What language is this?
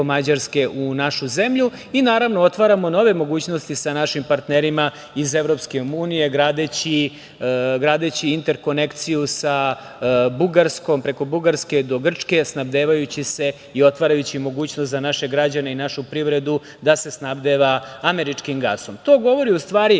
Serbian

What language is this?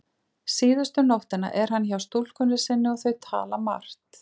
Icelandic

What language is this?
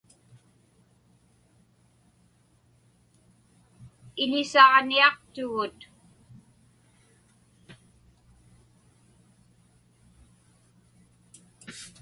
Inupiaq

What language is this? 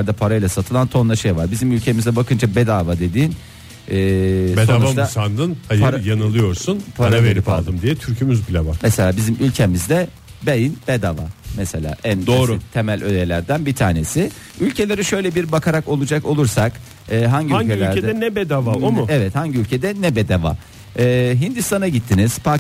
Turkish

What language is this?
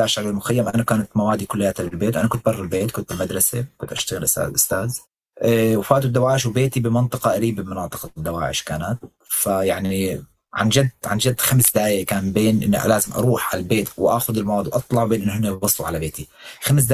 Arabic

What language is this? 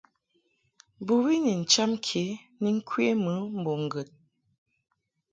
Mungaka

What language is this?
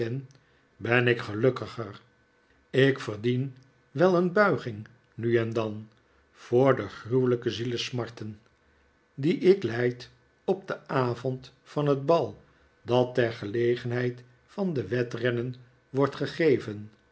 Dutch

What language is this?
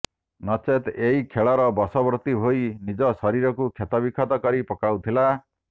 Odia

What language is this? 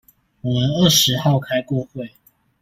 Chinese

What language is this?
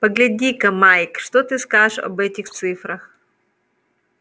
Russian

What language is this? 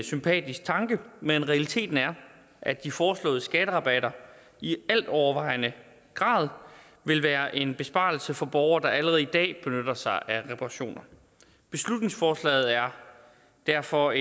Danish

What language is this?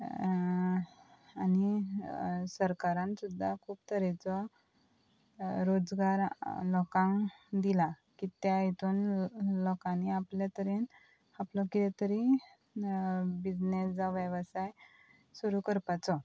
Konkani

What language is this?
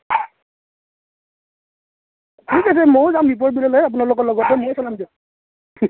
Assamese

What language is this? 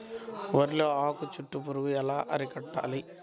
Telugu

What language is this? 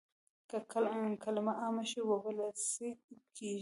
Pashto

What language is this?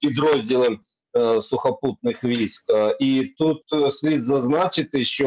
Ukrainian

